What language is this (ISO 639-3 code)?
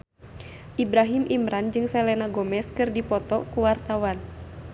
sun